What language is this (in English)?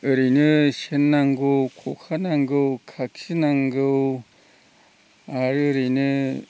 Bodo